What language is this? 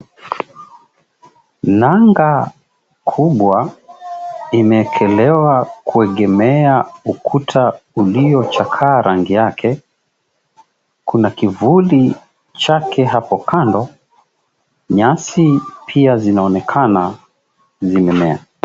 Swahili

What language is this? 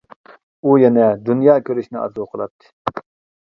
Uyghur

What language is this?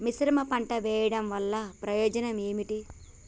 Telugu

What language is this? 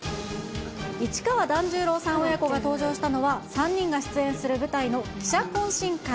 Japanese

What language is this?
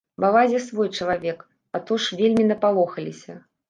Belarusian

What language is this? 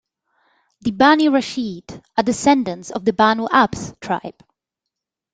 English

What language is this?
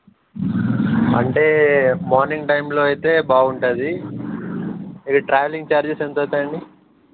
Telugu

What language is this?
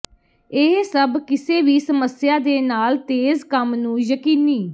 Punjabi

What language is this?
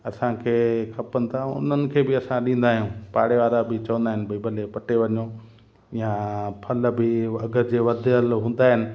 Sindhi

